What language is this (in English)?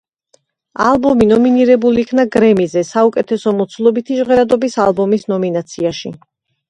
Georgian